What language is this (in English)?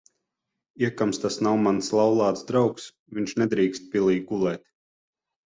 Latvian